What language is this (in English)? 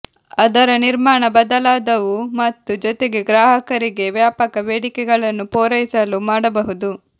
Kannada